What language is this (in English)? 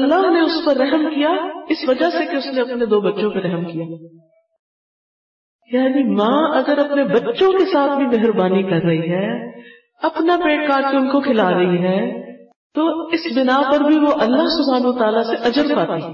Urdu